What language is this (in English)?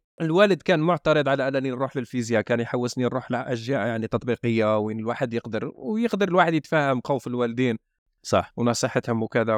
Arabic